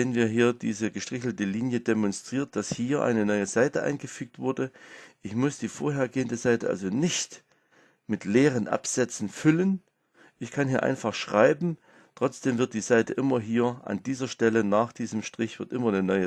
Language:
German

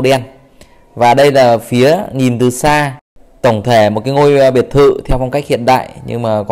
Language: Vietnamese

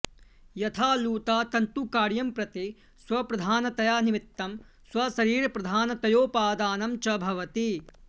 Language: Sanskrit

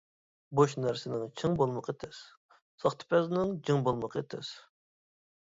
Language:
Uyghur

